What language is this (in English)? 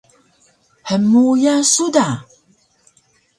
Taroko